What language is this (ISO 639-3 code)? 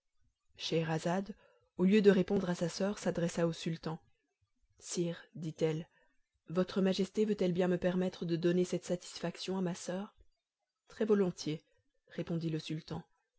fra